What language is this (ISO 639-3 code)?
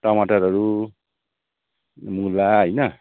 nep